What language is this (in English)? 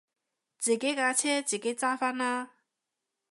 Cantonese